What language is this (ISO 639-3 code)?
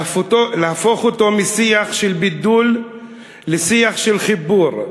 heb